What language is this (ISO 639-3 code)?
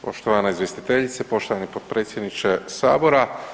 hrv